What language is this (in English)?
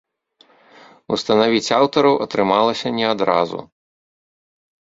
Belarusian